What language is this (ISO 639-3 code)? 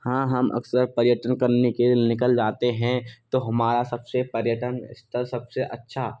hin